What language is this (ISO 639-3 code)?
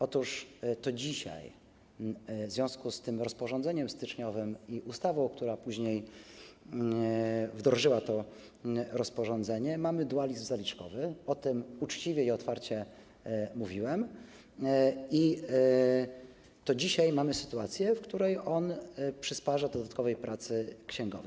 pol